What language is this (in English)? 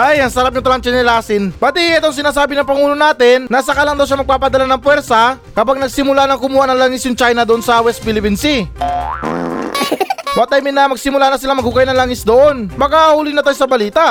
Filipino